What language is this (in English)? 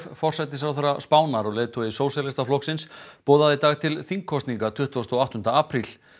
Icelandic